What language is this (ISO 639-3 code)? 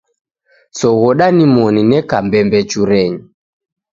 dav